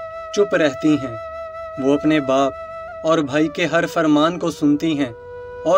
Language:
Hindi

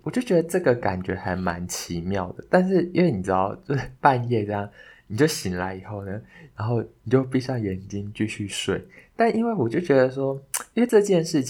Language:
Chinese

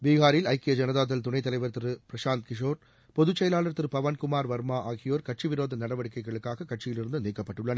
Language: Tamil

